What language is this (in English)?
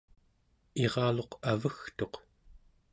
Central Yupik